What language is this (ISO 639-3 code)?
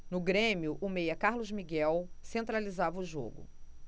por